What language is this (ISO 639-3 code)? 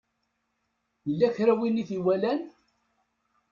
kab